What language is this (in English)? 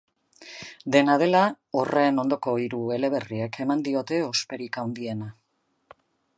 Basque